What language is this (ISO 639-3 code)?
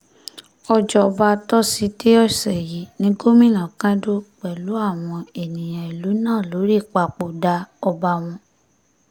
yor